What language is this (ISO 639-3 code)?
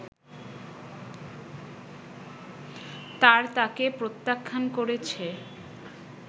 ben